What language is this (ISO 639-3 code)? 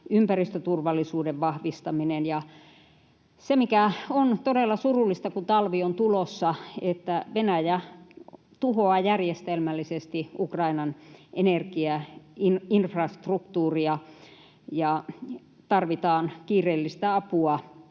fin